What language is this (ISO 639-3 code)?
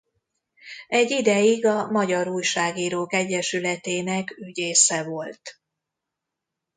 hun